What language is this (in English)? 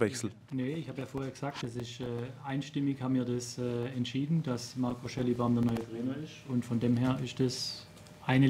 German